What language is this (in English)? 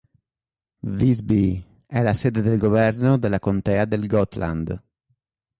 Italian